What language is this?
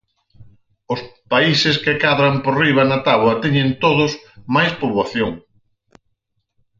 Galician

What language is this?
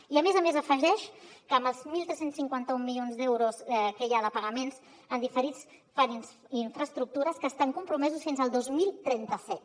Catalan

